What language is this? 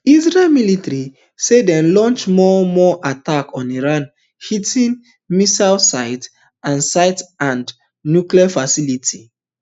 Nigerian Pidgin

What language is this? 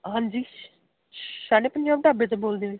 Punjabi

